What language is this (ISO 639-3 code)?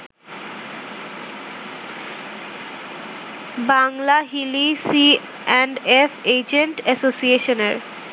ben